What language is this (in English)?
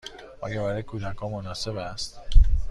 Persian